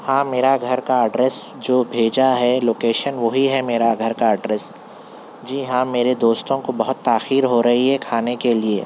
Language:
Urdu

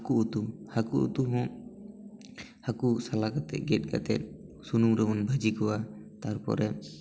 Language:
Santali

